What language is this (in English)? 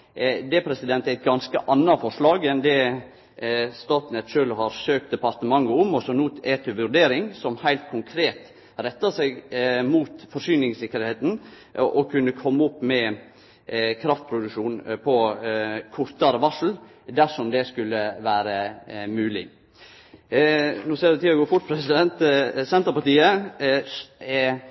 Norwegian Nynorsk